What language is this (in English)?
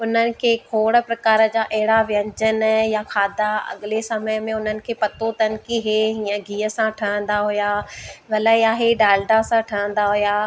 Sindhi